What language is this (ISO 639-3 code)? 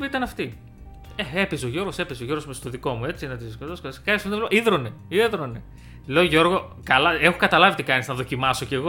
ell